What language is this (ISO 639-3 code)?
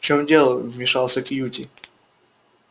rus